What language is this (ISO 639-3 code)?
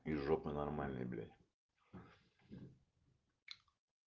rus